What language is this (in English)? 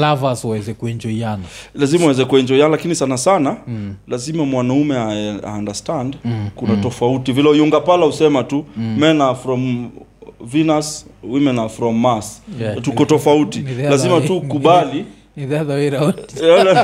Swahili